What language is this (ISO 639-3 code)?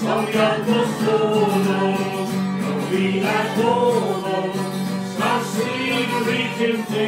ron